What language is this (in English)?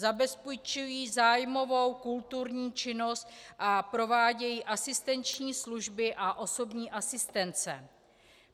Czech